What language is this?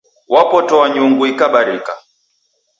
Taita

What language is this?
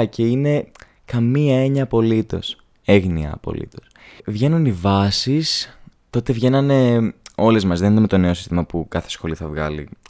Greek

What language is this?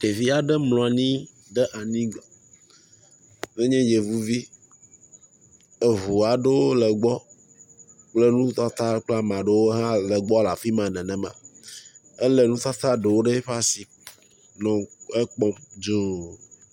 Ewe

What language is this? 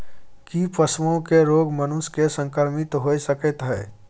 Maithili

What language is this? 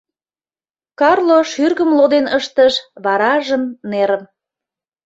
Mari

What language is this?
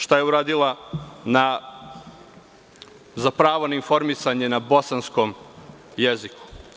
Serbian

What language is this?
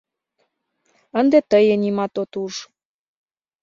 Mari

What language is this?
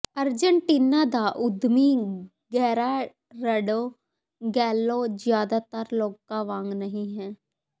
Punjabi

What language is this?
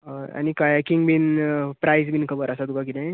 Konkani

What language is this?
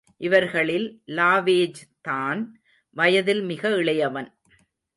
Tamil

